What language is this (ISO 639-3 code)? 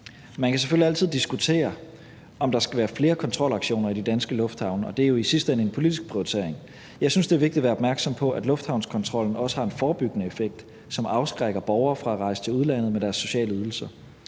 dan